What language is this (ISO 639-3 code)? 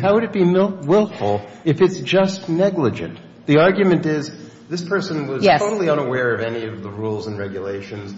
eng